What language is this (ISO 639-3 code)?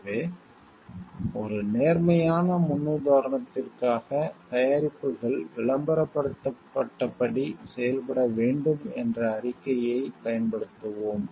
tam